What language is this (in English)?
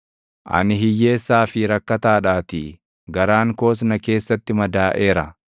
Oromo